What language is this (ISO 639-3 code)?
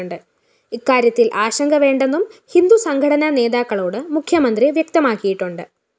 mal